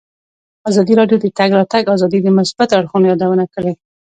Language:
Pashto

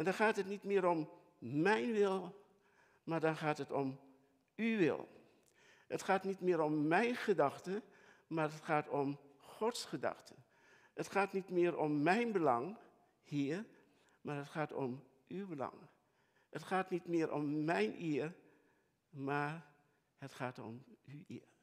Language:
Dutch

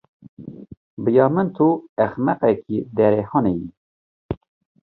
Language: Kurdish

